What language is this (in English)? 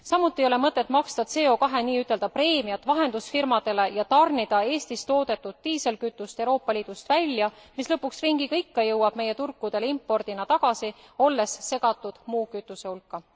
Estonian